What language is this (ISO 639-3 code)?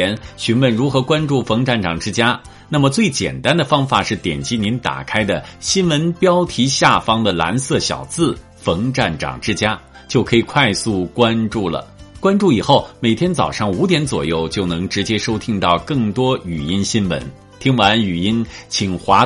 zho